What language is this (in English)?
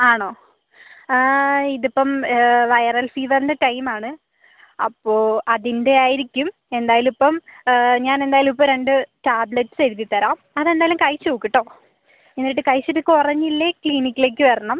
Malayalam